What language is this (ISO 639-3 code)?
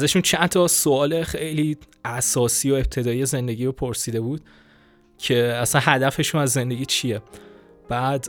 fas